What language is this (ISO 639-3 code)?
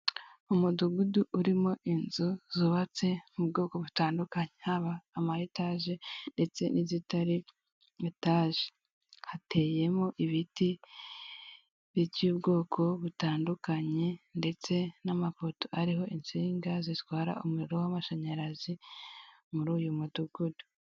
kin